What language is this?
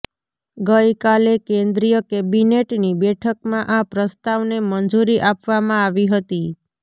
Gujarati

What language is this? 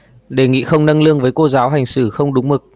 Vietnamese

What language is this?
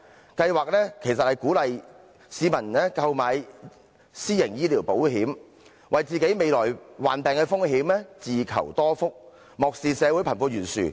Cantonese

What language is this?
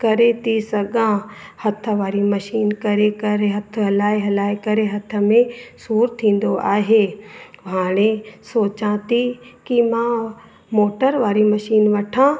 Sindhi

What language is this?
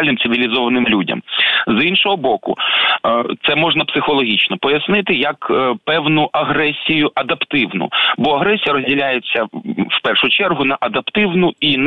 Ukrainian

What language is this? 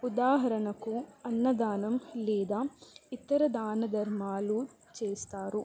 Telugu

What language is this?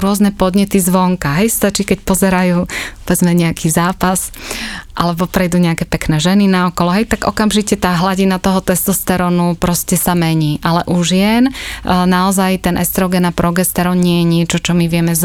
Slovak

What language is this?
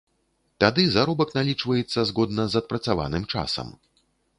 Belarusian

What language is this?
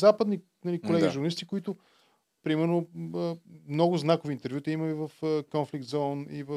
Bulgarian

